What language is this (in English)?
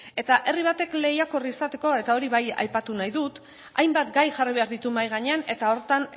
Basque